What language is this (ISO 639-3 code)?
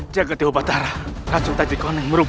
ind